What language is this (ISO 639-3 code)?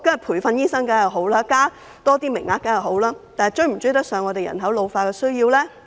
yue